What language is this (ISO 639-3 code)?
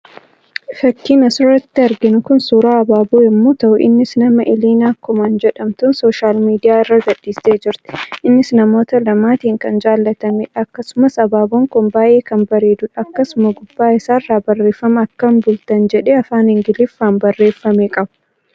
orm